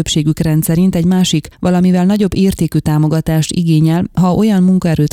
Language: Hungarian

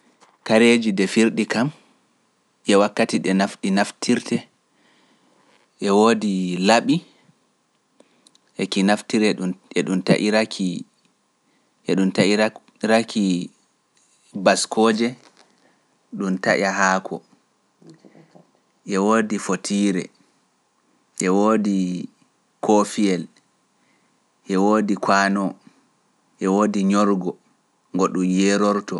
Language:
Pular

